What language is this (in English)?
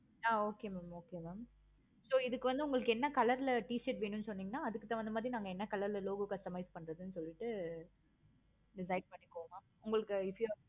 Tamil